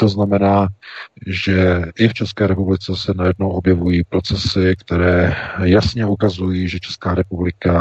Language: Czech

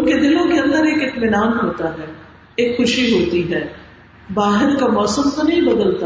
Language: Urdu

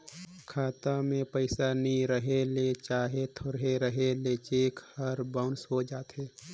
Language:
Chhattisgarhi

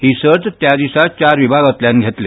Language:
Konkani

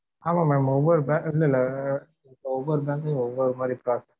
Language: Tamil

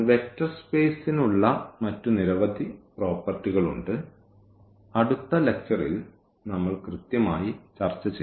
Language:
Malayalam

